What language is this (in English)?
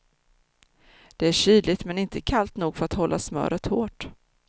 Swedish